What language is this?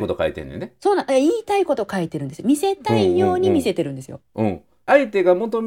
Japanese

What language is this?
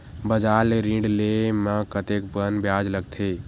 Chhattisgarhi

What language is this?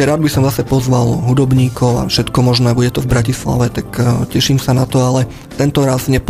Slovak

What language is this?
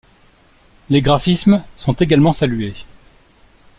French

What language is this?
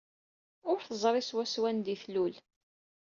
Kabyle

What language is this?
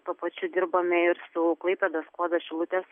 Lithuanian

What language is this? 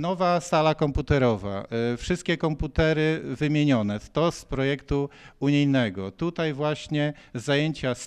Polish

